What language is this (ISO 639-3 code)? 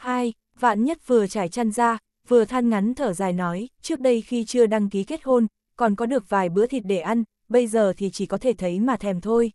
vie